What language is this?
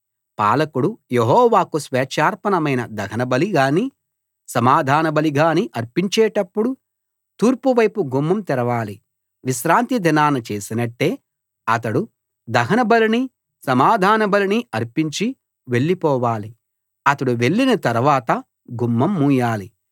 Telugu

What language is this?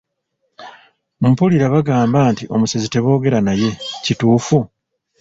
Ganda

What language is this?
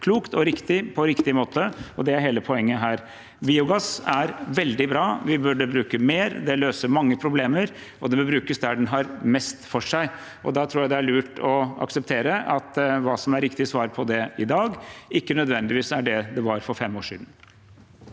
Norwegian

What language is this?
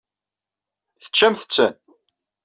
Kabyle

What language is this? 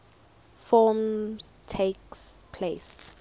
English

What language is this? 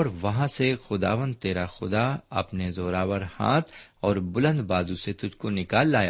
Urdu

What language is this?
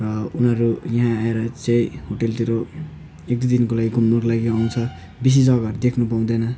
Nepali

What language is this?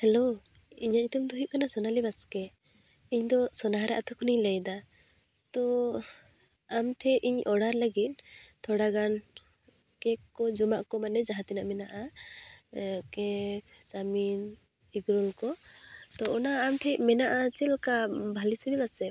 Santali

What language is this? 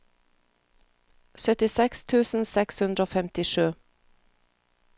Norwegian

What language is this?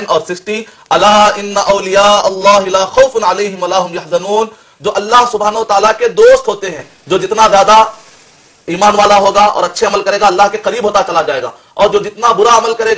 Arabic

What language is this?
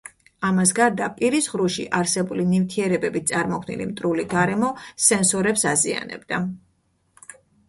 Georgian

